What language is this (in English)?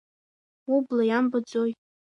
Abkhazian